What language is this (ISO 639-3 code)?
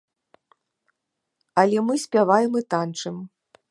bel